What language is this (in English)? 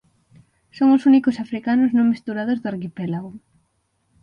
Galician